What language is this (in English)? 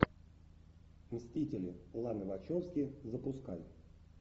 Russian